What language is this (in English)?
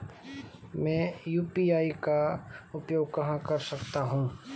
Hindi